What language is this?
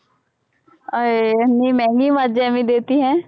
Punjabi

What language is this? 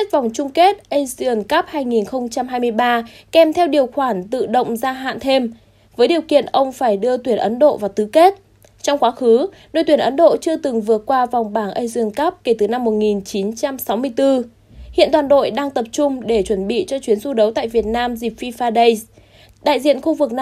Vietnamese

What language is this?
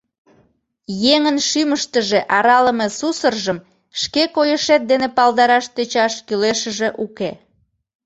Mari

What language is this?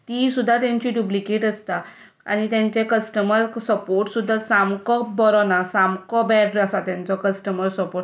Konkani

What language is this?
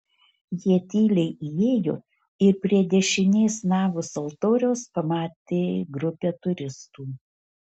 Lithuanian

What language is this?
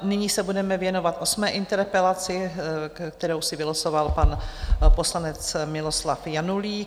Czech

